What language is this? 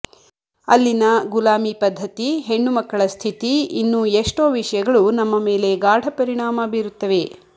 Kannada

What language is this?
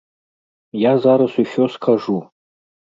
Belarusian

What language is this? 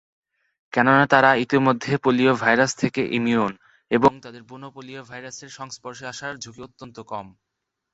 Bangla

